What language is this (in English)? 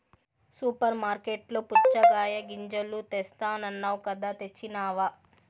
Telugu